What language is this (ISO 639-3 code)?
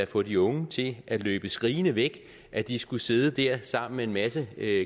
dan